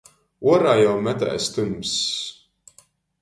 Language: Latgalian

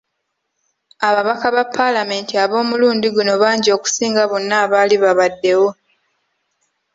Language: Ganda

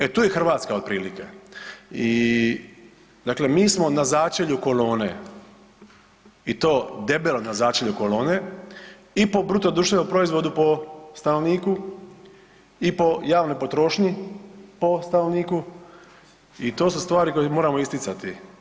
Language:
Croatian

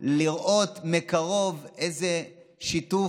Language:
Hebrew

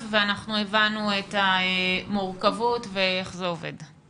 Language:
Hebrew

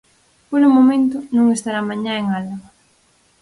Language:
Galician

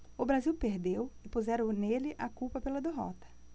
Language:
Portuguese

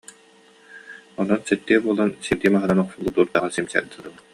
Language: Yakut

